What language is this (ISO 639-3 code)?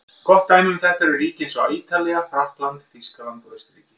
isl